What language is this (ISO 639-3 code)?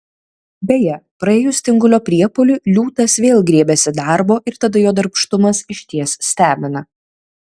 lit